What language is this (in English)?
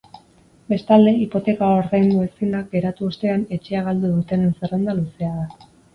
Basque